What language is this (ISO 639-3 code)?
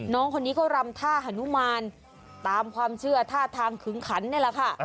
tha